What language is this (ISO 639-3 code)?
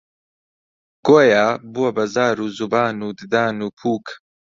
ckb